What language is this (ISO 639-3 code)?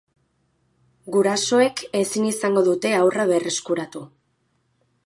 eus